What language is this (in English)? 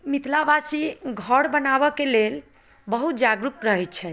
Maithili